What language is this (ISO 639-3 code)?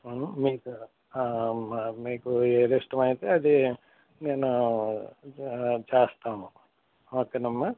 tel